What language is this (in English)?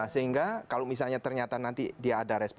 Indonesian